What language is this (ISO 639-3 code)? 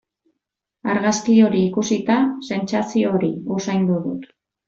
eus